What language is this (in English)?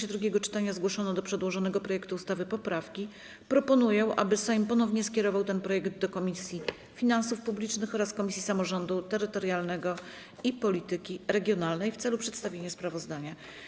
Polish